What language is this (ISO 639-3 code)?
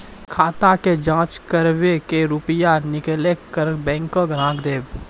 mai